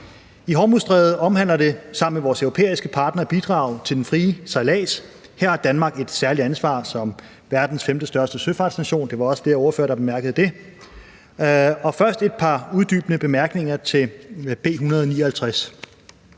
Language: Danish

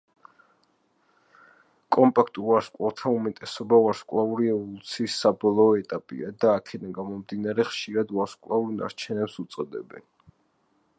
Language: Georgian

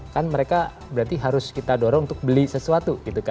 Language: Indonesian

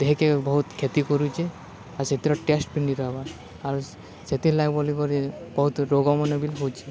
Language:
Odia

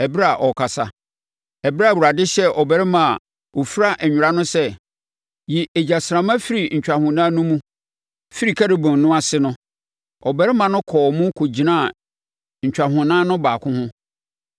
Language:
Akan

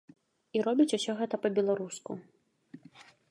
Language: Belarusian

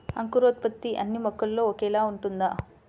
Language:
Telugu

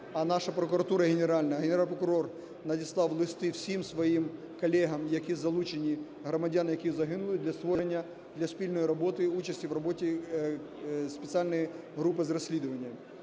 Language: Ukrainian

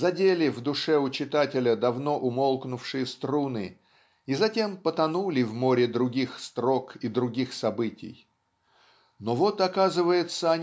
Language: Russian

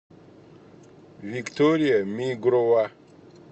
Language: Russian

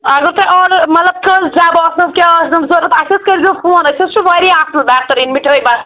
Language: Kashmiri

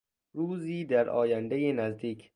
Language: Persian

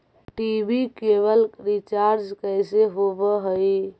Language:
Magahi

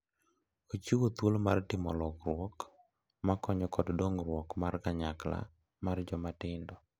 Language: Luo (Kenya and Tanzania)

